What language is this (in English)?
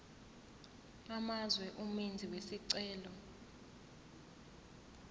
Zulu